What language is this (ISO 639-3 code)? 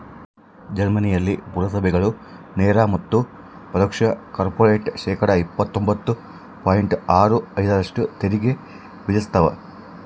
kan